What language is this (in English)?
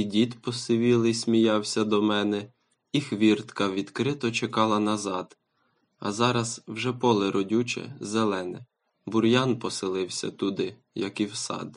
Ukrainian